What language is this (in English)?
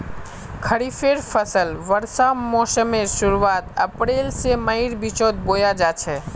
Magahi